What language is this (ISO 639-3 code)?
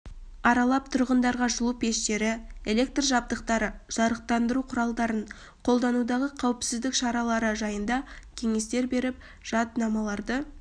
kaz